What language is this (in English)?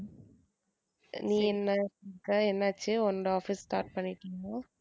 Tamil